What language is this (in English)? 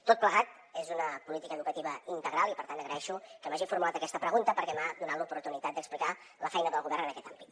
Catalan